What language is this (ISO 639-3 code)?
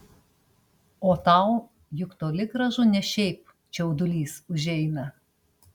lit